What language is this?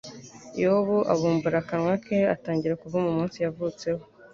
Kinyarwanda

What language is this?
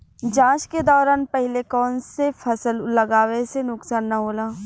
Bhojpuri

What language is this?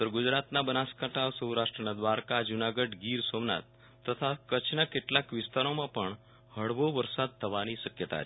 Gujarati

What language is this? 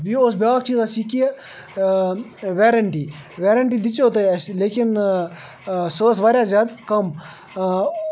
Kashmiri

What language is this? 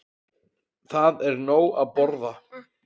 Icelandic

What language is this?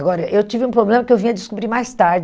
Portuguese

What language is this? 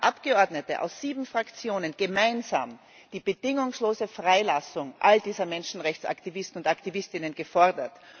German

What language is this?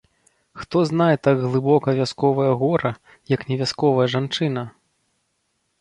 Belarusian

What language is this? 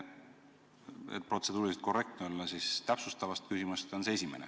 Estonian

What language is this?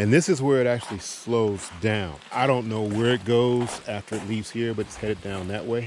English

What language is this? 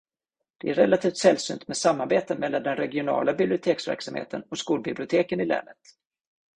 Swedish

